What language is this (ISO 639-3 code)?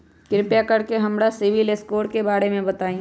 mag